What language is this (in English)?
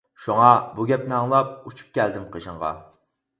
Uyghur